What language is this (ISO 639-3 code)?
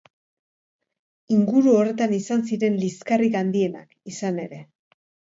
eus